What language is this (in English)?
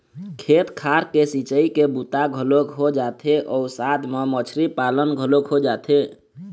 Chhattisgarhi